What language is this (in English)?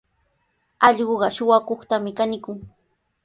Sihuas Ancash Quechua